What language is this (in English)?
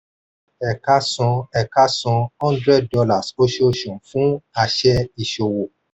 Yoruba